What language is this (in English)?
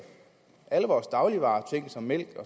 Danish